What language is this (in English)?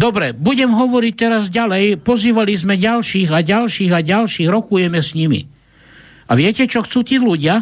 Slovak